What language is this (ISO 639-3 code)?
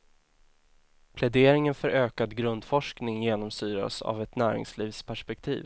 swe